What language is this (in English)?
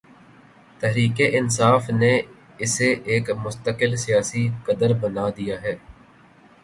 Urdu